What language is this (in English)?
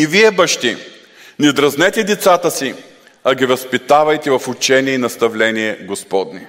Bulgarian